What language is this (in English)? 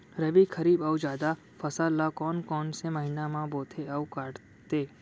Chhattisgarhi